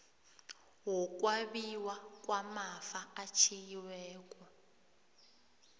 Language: South Ndebele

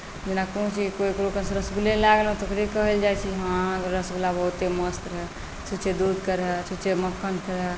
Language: Maithili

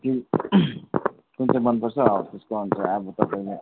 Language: Nepali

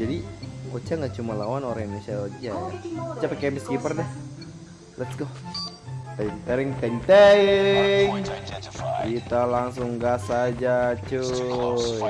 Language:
Indonesian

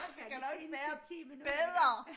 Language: Danish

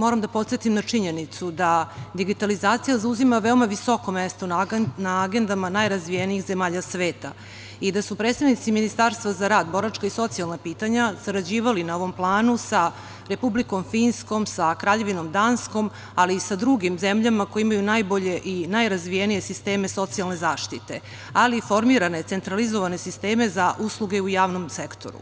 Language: Serbian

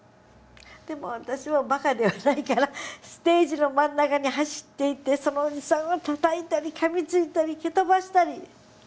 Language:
Japanese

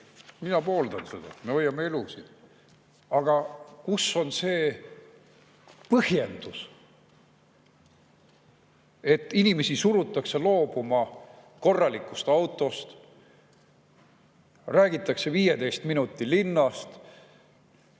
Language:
Estonian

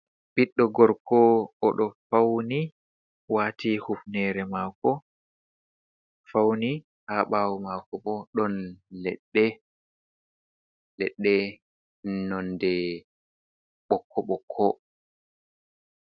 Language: Fula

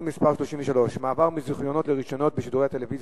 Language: Hebrew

